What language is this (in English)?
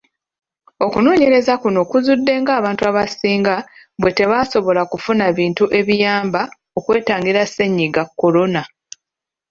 Ganda